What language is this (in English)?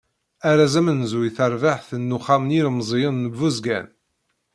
Kabyle